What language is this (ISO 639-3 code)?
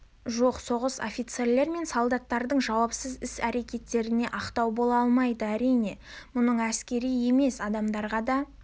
kaz